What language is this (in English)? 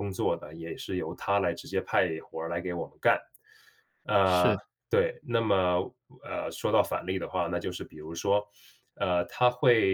Chinese